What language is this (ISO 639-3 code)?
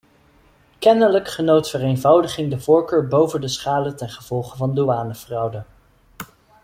nld